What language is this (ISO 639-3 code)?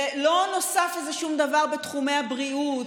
heb